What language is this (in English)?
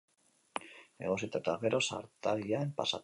Basque